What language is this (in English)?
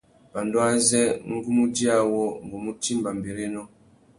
Tuki